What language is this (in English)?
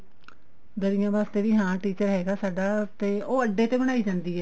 Punjabi